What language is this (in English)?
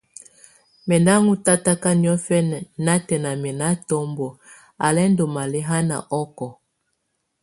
Tunen